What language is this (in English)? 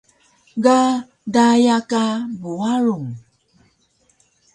Taroko